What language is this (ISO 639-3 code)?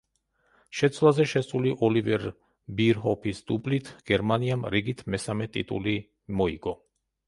kat